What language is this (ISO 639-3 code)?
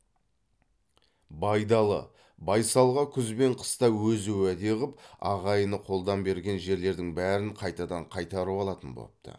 kaz